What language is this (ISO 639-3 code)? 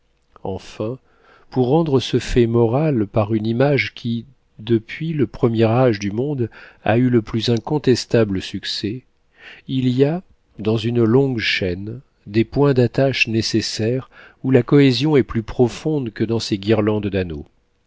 fra